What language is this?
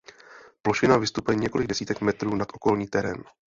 Czech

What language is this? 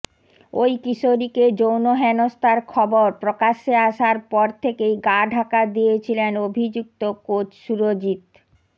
Bangla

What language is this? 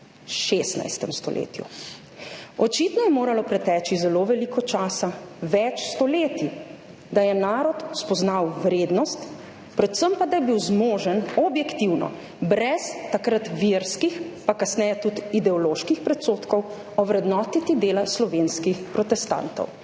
Slovenian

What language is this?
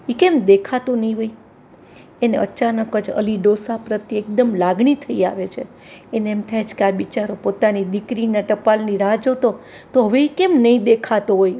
Gujarati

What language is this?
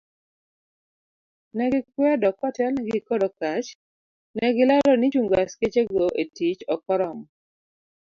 Luo (Kenya and Tanzania)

